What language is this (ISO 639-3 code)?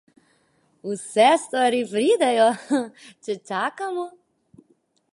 slv